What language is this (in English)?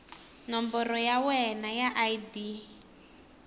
Tsonga